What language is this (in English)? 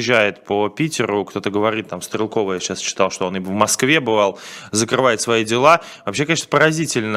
Russian